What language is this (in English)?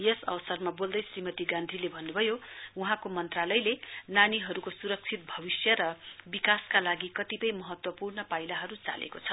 Nepali